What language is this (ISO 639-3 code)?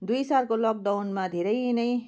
nep